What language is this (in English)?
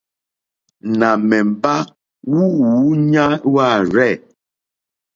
Mokpwe